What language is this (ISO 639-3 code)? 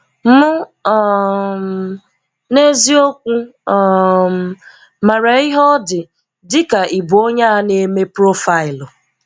ibo